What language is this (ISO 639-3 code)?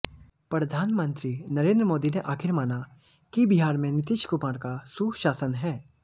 hin